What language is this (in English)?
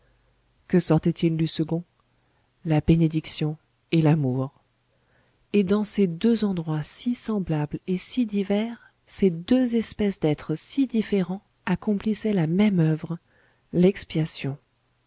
French